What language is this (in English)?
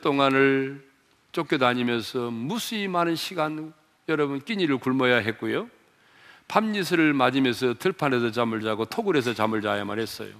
Korean